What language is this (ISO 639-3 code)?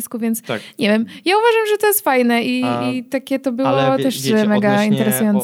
pol